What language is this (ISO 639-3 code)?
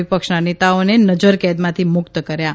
guj